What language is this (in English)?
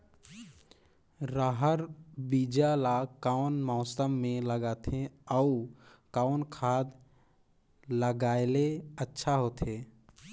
Chhattisgarhi